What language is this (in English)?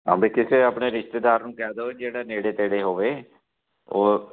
Punjabi